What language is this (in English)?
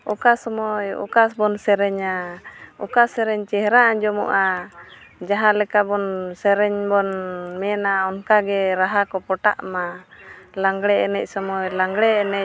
Santali